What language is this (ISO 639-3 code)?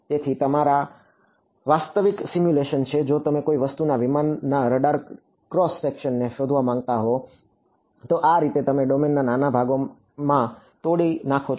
guj